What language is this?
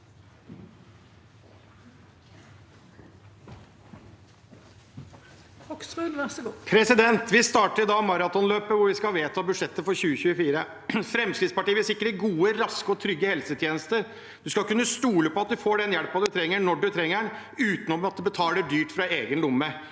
Norwegian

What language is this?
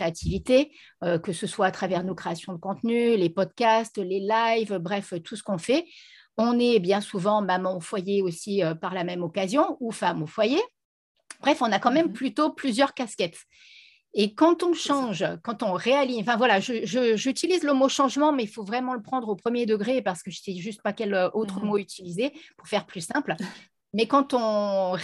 French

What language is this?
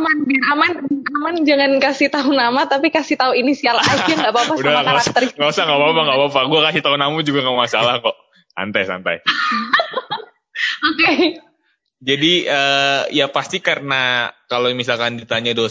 Indonesian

